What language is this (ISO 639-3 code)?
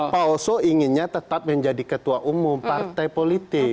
ind